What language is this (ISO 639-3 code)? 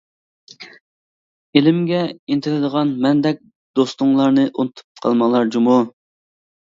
uig